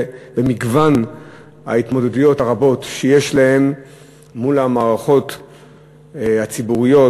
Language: Hebrew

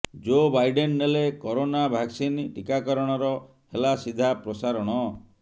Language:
Odia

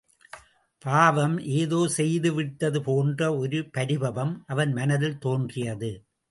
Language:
Tamil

